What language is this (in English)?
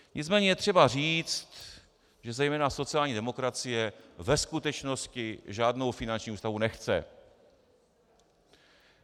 Czech